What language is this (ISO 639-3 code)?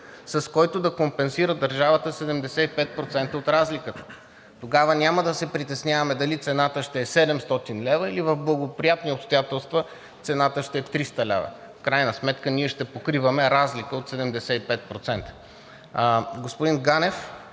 bul